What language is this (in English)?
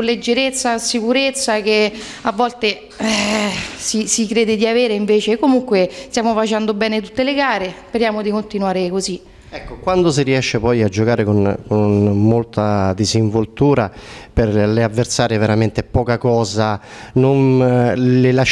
Italian